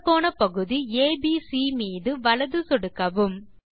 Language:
Tamil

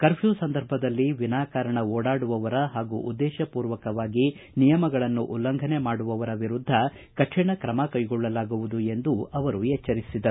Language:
Kannada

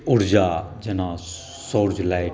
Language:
Maithili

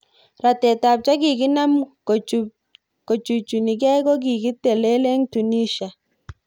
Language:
Kalenjin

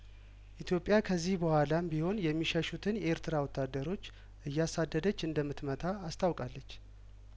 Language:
Amharic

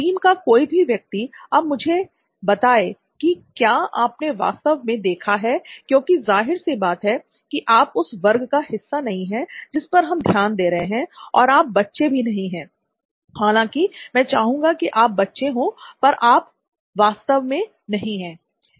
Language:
Hindi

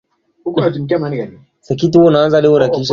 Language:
Swahili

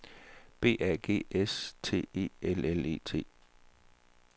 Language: Danish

